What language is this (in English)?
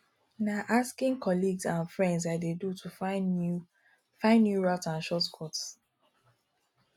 Nigerian Pidgin